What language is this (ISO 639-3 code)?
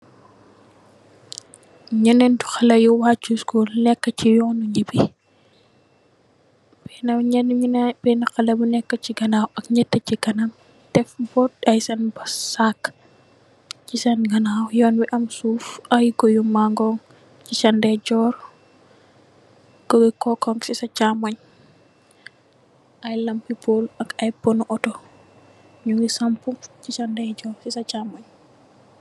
wol